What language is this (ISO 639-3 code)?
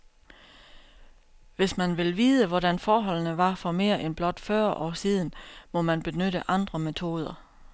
dan